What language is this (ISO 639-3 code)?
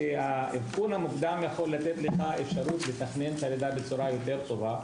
heb